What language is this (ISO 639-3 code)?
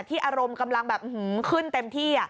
tha